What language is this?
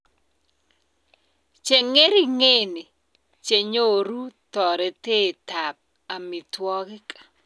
Kalenjin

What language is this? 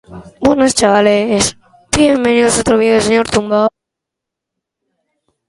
Basque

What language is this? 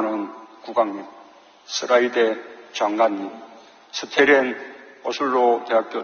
Korean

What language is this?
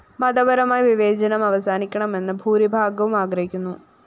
Malayalam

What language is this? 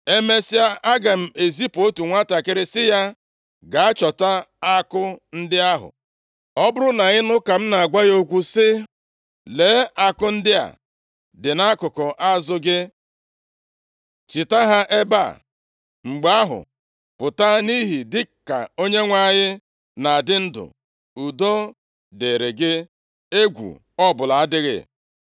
Igbo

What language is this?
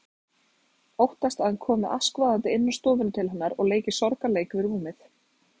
Icelandic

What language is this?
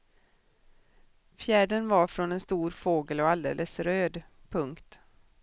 Swedish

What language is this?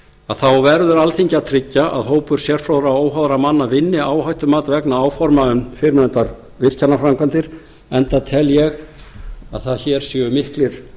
Icelandic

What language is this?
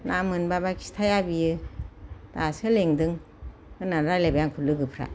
Bodo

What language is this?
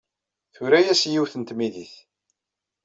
Kabyle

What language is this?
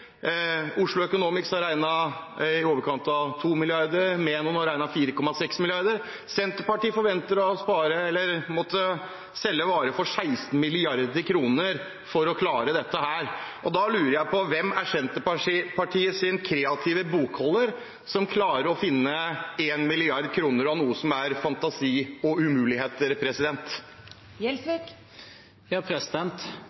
Norwegian Bokmål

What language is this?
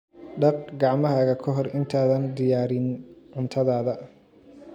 Somali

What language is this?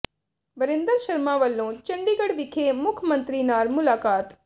Punjabi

